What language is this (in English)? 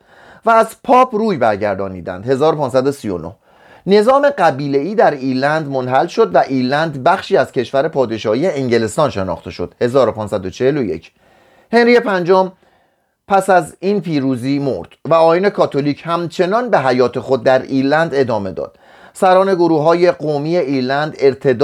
Persian